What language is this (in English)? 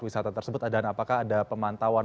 Indonesian